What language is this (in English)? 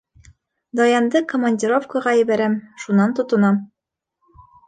Bashkir